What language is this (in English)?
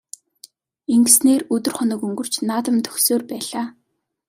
Mongolian